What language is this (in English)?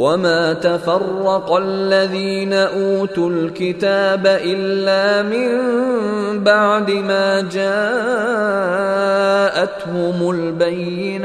Arabic